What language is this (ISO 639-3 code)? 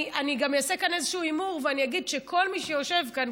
heb